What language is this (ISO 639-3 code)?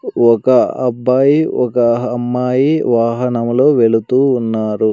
tel